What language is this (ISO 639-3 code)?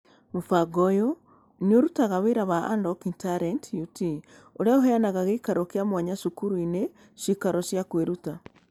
kik